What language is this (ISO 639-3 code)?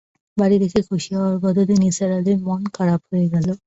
ben